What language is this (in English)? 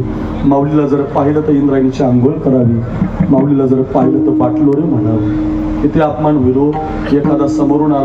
Marathi